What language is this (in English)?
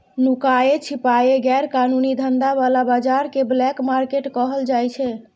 Maithili